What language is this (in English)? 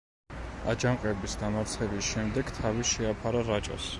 Georgian